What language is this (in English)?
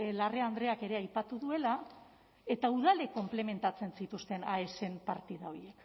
Basque